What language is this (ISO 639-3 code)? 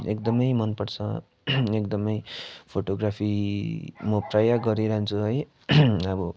nep